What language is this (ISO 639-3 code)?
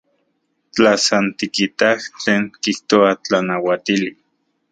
ncx